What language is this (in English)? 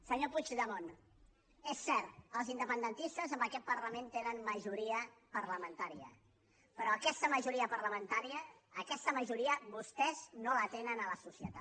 Catalan